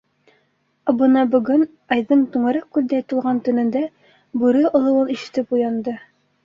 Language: Bashkir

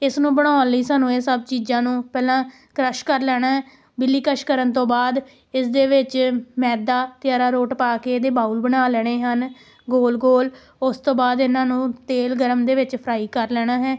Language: Punjabi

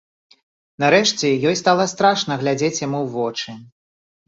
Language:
Belarusian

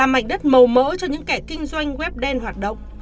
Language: Vietnamese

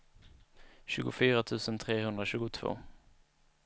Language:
Swedish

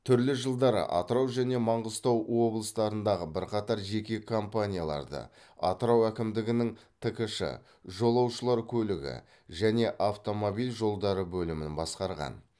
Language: Kazakh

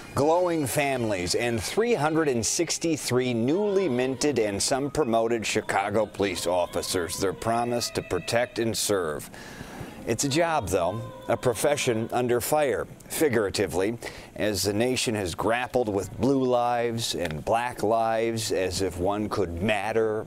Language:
English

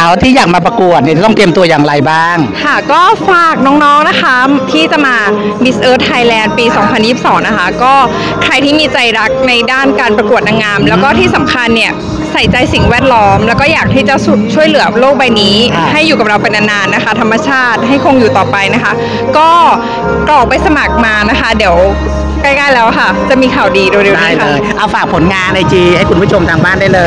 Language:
Thai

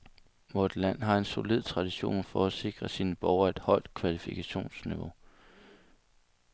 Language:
Danish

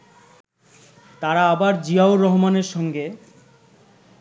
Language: Bangla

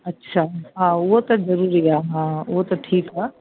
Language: Sindhi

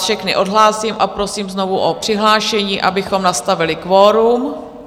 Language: Czech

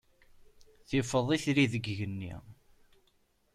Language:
Kabyle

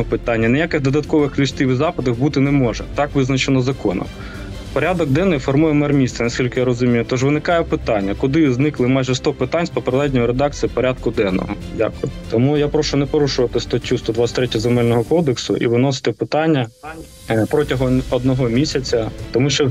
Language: Ukrainian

